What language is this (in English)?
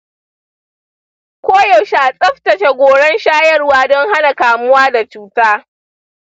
Hausa